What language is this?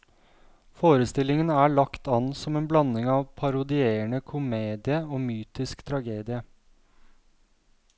Norwegian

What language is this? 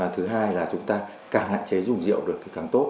Vietnamese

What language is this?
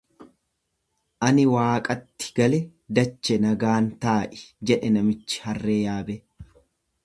Oromo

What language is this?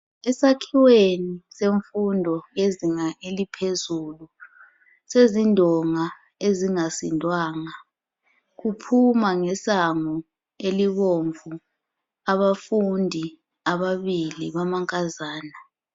North Ndebele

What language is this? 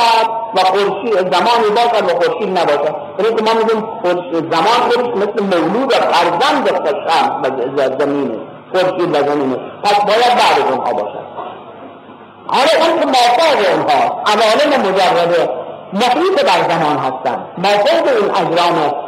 Persian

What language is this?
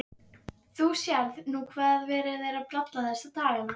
Icelandic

